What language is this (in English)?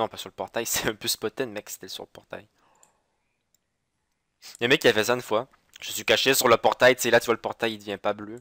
French